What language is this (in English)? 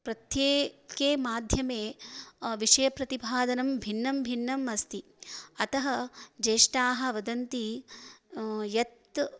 Sanskrit